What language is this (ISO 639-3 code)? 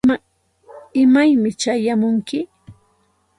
qxt